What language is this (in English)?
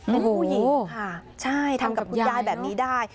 Thai